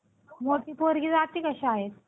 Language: Marathi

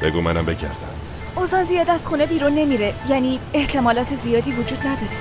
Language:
Persian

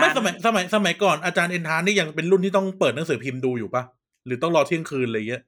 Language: Thai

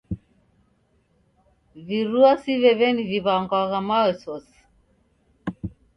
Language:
Taita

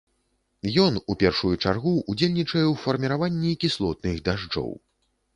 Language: Belarusian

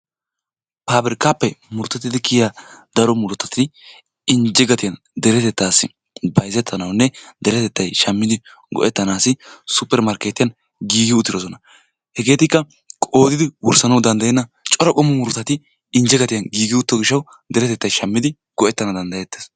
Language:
Wolaytta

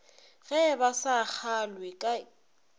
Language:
Northern Sotho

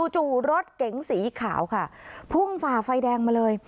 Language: Thai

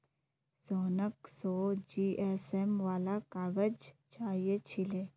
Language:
Magahi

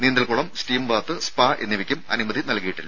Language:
Malayalam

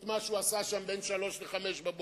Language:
Hebrew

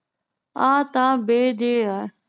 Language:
Punjabi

